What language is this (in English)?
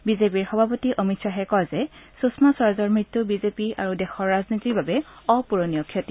Assamese